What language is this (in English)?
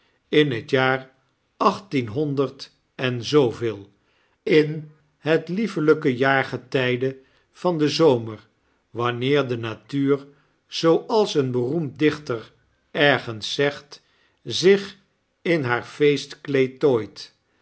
Dutch